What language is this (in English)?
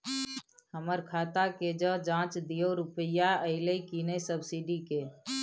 Maithili